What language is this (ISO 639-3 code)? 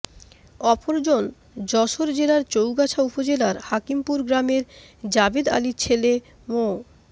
ben